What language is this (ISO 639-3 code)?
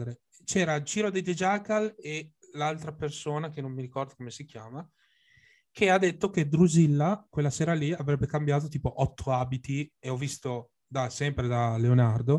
ita